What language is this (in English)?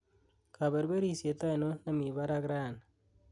Kalenjin